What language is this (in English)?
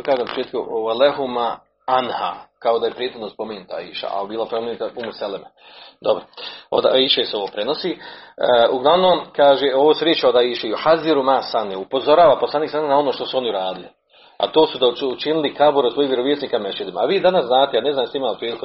Croatian